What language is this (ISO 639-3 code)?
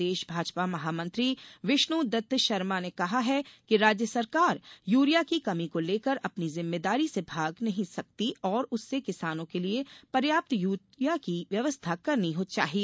hin